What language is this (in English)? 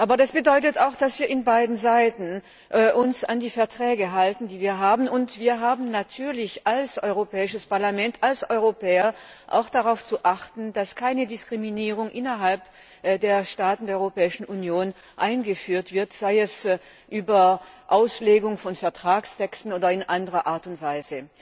German